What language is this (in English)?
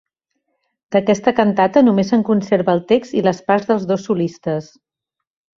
Catalan